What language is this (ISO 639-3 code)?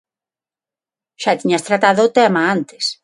glg